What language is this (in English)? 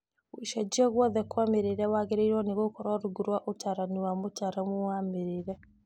Kikuyu